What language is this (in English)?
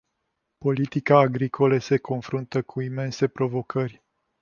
Romanian